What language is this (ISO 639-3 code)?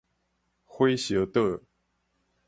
nan